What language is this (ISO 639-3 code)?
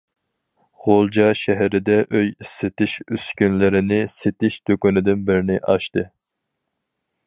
uig